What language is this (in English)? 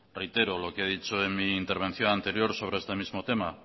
Spanish